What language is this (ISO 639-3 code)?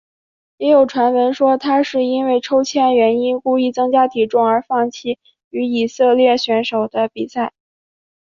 zho